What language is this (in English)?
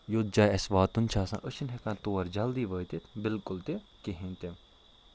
Kashmiri